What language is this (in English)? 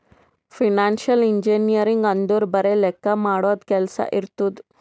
Kannada